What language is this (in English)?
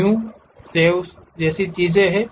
Hindi